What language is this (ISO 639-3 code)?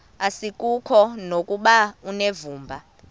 xho